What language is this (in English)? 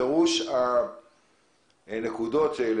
Hebrew